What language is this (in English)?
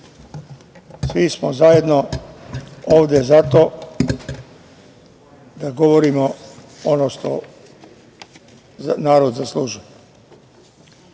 Serbian